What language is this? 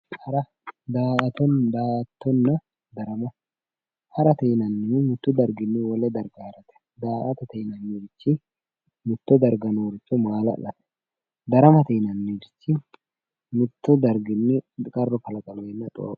Sidamo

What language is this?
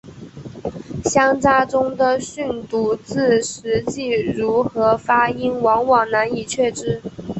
Chinese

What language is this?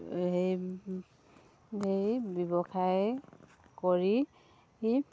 Assamese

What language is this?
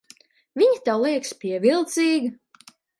Latvian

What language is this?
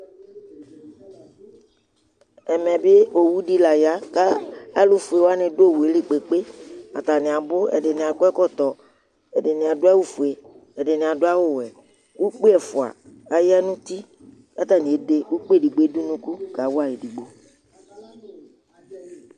Ikposo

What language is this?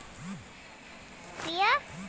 Bhojpuri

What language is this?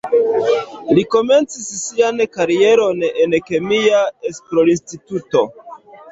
Esperanto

